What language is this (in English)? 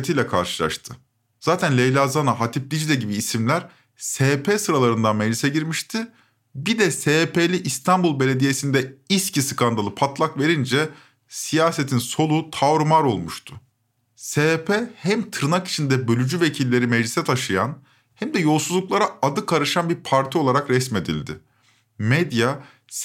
Turkish